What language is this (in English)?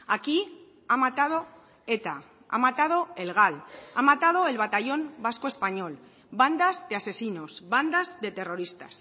Spanish